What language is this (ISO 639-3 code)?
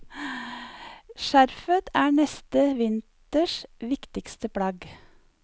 nor